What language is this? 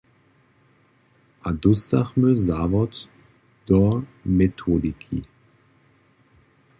Upper Sorbian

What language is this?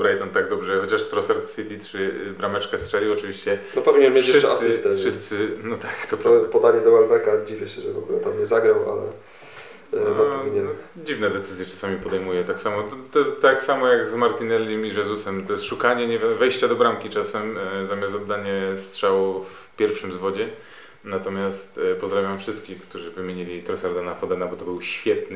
Polish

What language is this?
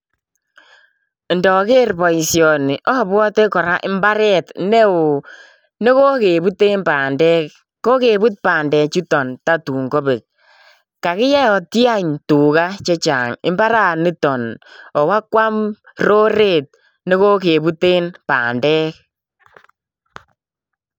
Kalenjin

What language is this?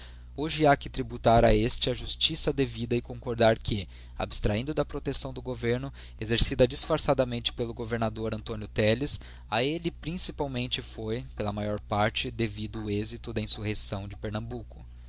Portuguese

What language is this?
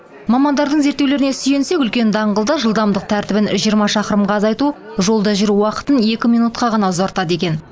Kazakh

